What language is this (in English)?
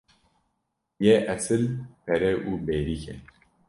Kurdish